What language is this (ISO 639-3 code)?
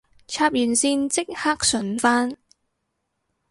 yue